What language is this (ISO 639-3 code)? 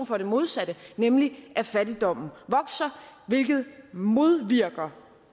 dan